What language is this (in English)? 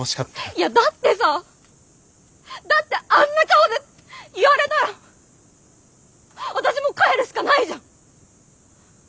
Japanese